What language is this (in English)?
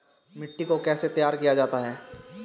Hindi